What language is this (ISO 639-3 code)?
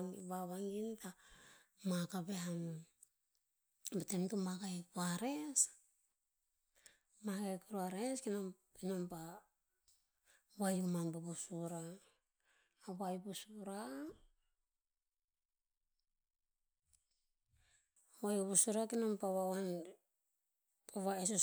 tpz